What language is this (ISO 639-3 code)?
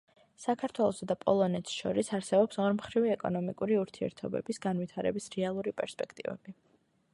kat